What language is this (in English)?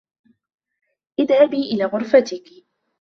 Arabic